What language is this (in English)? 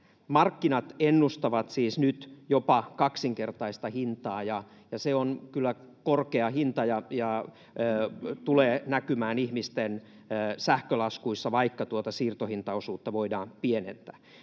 Finnish